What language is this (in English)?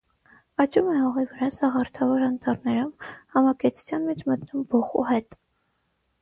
Armenian